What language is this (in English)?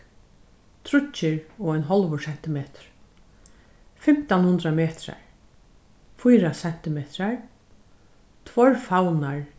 Faroese